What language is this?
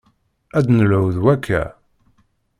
Kabyle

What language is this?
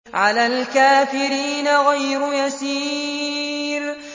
Arabic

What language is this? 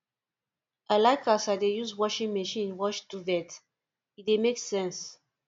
Nigerian Pidgin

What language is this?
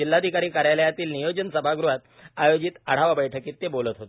Marathi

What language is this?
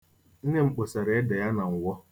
Igbo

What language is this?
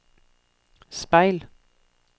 Norwegian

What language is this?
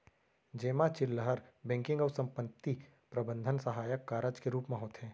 Chhattisgarhi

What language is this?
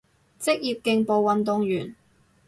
Cantonese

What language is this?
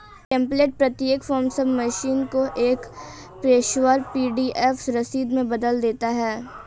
Hindi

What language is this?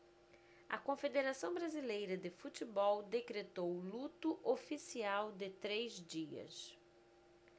Portuguese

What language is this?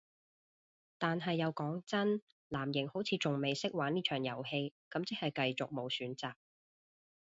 Cantonese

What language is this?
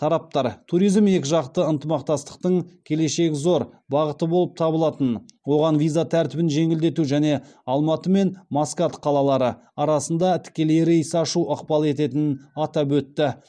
Kazakh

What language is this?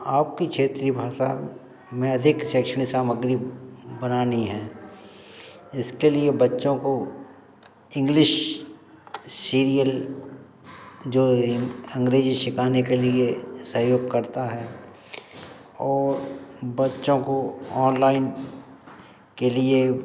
Hindi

